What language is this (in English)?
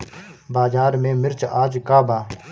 Bhojpuri